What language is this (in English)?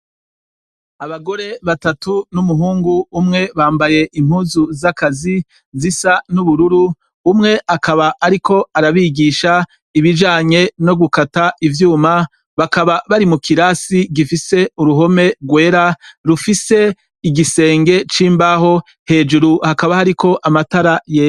Rundi